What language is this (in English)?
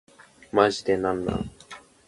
Japanese